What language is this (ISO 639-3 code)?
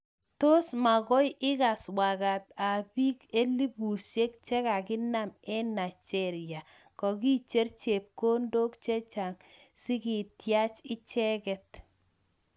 kln